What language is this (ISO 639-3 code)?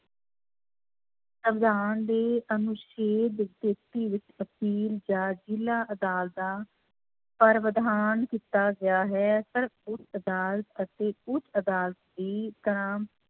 pan